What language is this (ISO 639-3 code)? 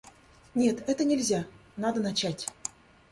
rus